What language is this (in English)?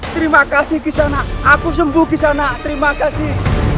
Indonesian